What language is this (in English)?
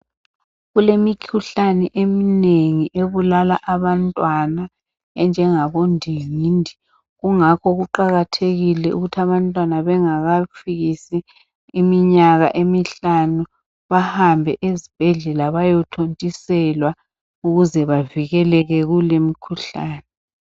North Ndebele